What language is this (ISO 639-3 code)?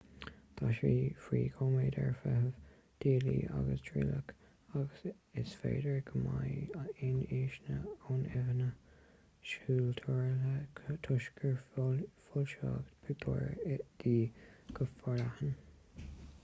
gle